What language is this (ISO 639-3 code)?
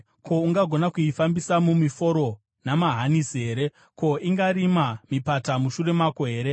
sna